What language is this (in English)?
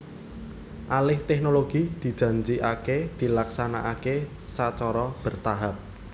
Javanese